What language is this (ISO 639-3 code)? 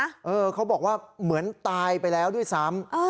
tha